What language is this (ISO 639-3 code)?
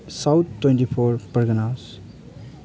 nep